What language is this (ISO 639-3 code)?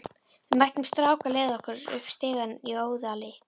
isl